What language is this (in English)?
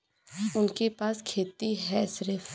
Bhojpuri